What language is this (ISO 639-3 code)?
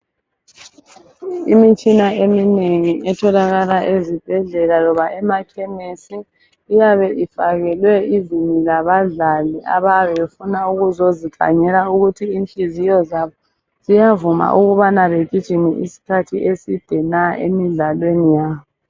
nde